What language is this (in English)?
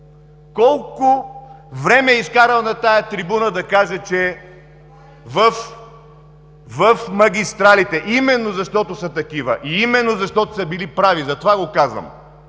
Bulgarian